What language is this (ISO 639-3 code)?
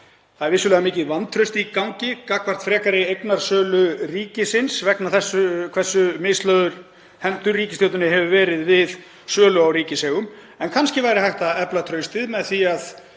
isl